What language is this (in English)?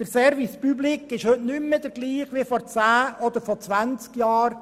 Swiss German